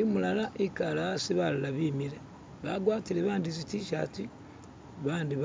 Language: Masaaba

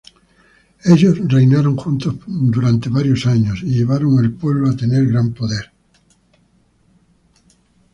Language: Spanish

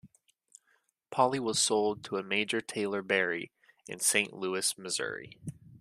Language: English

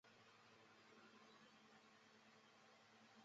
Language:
Chinese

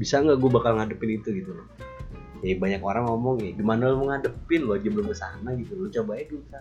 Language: Indonesian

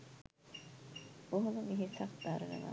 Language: Sinhala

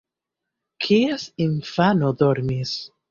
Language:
Esperanto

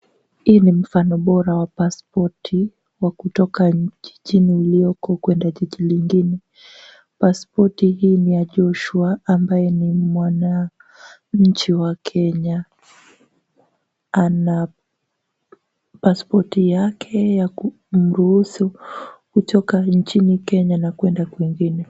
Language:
Swahili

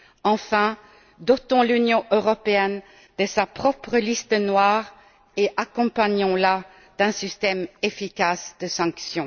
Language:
French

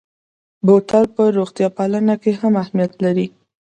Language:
Pashto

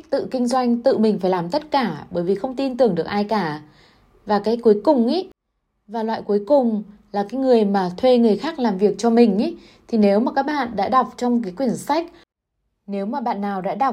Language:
Vietnamese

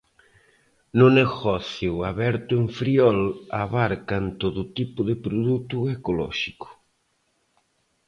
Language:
Galician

